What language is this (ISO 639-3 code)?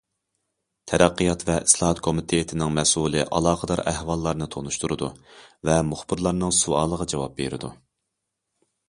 uig